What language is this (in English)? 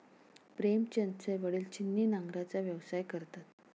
Marathi